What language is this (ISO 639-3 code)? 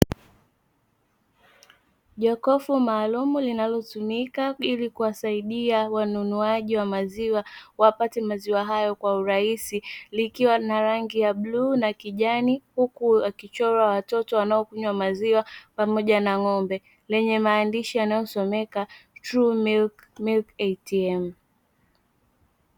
swa